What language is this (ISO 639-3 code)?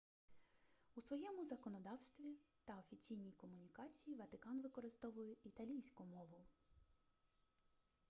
ukr